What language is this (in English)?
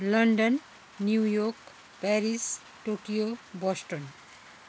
Nepali